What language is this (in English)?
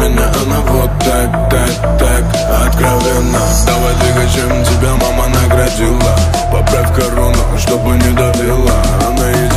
Russian